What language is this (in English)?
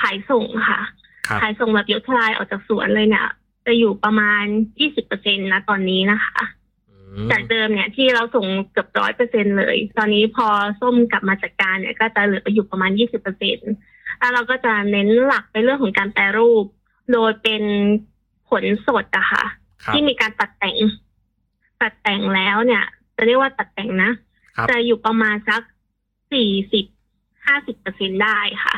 Thai